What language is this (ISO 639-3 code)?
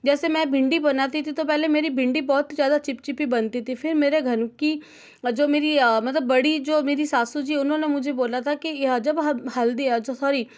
hin